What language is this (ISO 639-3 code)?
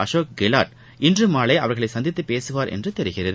tam